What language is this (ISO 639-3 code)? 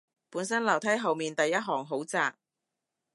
yue